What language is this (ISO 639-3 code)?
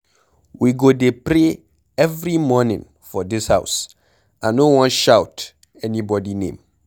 pcm